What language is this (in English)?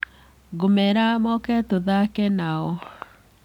Kikuyu